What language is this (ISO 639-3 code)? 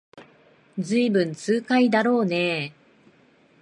jpn